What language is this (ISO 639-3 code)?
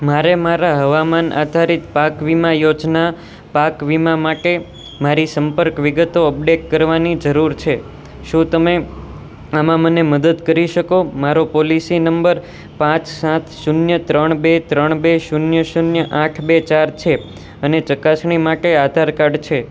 guj